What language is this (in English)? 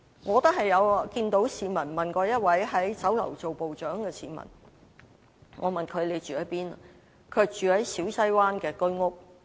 Cantonese